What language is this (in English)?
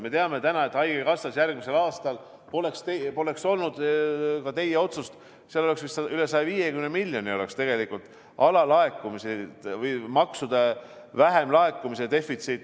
Estonian